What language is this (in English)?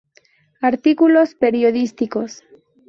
Spanish